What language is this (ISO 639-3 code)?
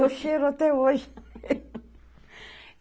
por